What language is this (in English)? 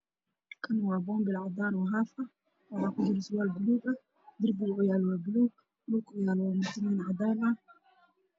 Somali